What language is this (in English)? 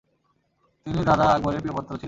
Bangla